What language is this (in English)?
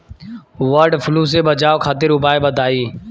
Bhojpuri